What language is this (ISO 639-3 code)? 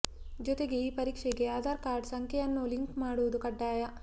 kan